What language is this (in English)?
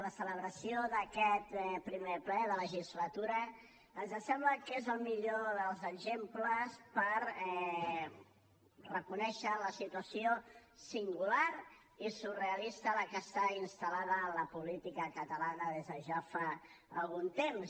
Catalan